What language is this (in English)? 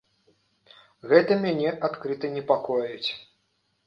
Belarusian